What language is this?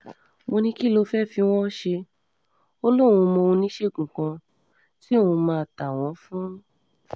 Yoruba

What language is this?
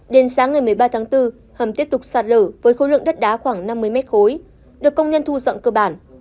Vietnamese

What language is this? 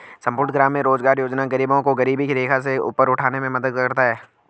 Hindi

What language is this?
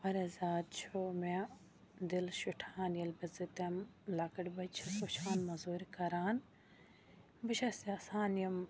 Kashmiri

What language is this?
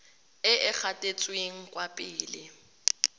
Tswana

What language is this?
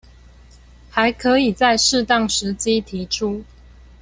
Chinese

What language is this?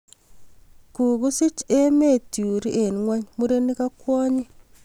Kalenjin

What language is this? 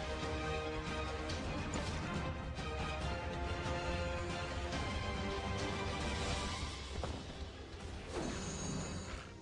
English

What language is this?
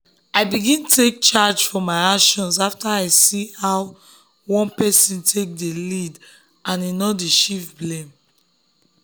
Nigerian Pidgin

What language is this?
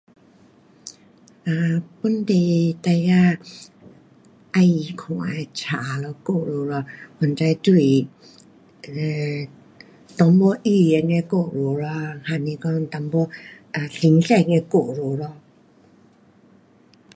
Pu-Xian Chinese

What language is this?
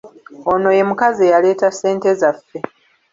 Ganda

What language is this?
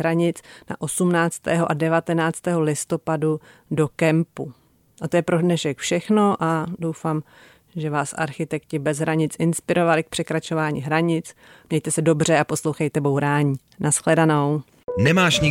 Czech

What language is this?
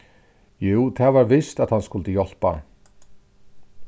Faroese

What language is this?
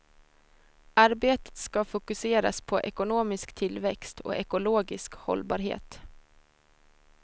Swedish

